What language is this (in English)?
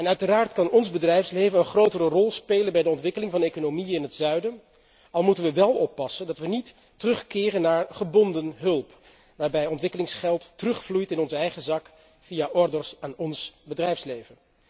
Dutch